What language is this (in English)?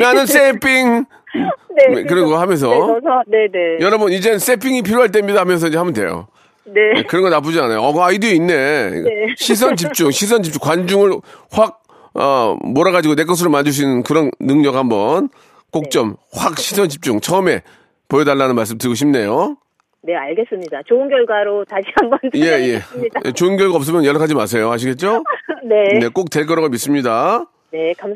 Korean